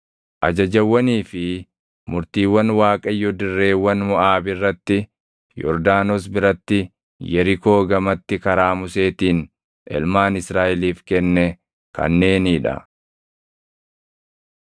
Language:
Oromo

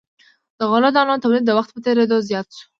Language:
Pashto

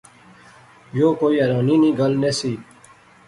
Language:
Pahari-Potwari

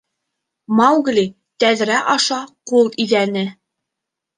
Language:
Bashkir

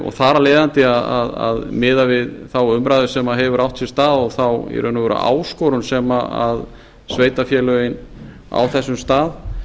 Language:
Icelandic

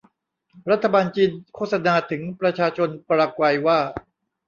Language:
Thai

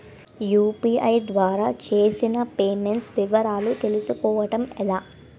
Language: Telugu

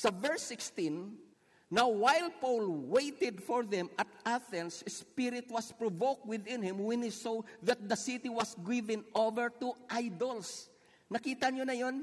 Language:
Filipino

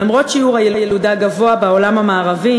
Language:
Hebrew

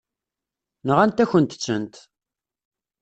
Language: Kabyle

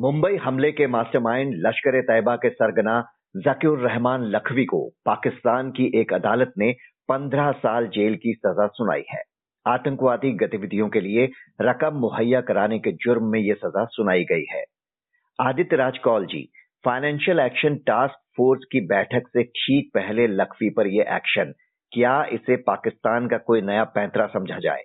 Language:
Hindi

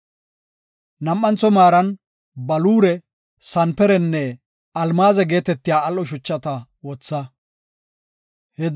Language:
Gofa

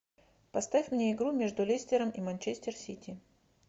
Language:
Russian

